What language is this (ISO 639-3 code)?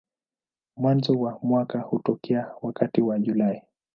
swa